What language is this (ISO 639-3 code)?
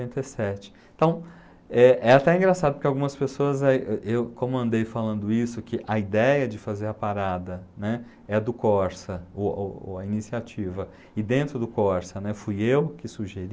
por